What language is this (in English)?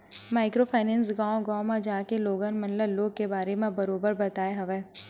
Chhattisgarhi